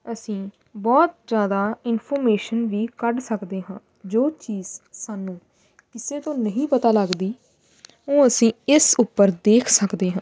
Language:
Punjabi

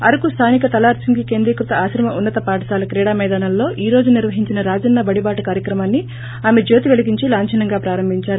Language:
Telugu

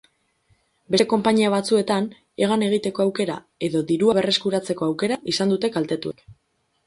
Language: Basque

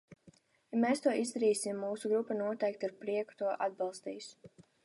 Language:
Latvian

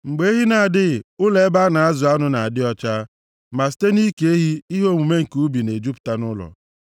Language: Igbo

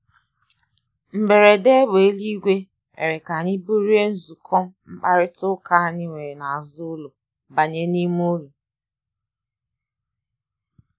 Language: Igbo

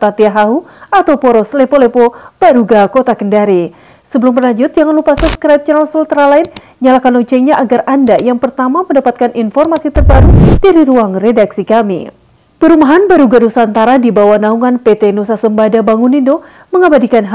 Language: Indonesian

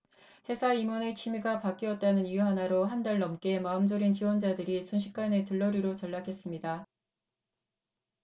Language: Korean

